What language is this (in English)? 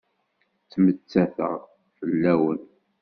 Kabyle